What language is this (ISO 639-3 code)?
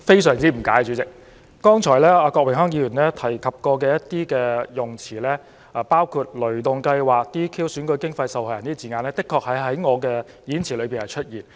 yue